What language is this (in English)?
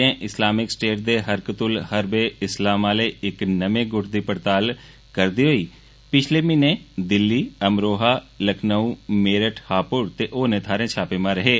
Dogri